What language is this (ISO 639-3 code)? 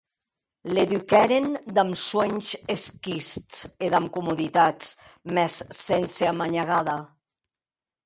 oci